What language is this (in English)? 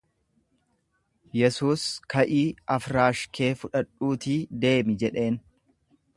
Oromo